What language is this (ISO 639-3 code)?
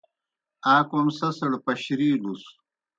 plk